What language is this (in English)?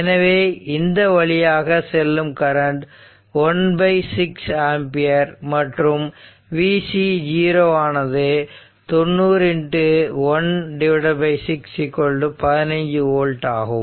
Tamil